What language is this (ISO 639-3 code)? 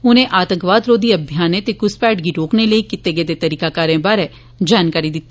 doi